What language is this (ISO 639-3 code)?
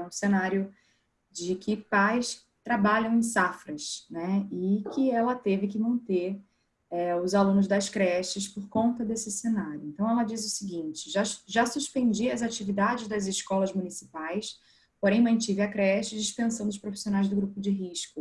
por